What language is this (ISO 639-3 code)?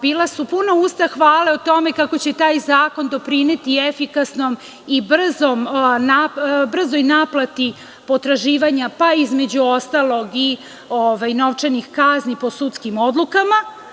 srp